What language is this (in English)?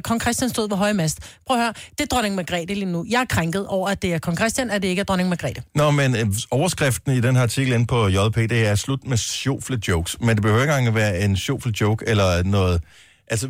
Danish